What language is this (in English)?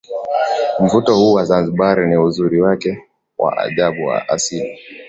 Swahili